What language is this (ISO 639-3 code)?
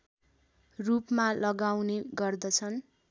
nep